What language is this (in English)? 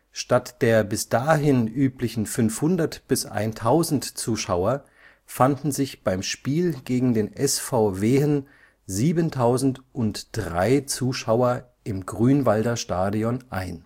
German